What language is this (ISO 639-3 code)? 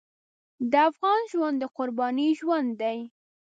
pus